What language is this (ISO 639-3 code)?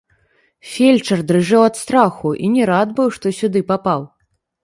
bel